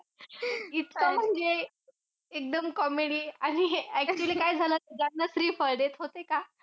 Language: Marathi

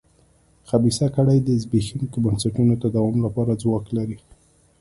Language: Pashto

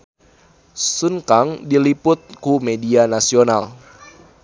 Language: Sundanese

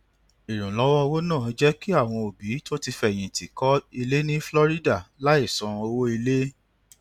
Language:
Yoruba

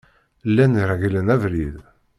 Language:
Kabyle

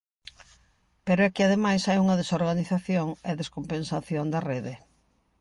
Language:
Galician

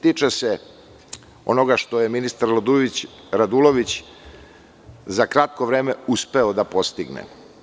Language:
Serbian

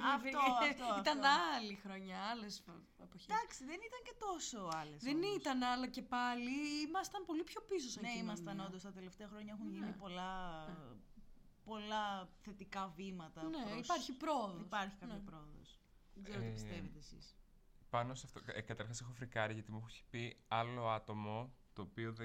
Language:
Greek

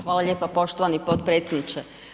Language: Croatian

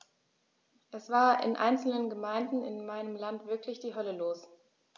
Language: German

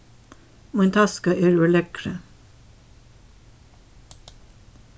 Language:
Faroese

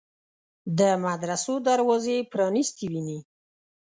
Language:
Pashto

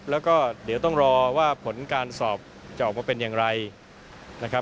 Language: Thai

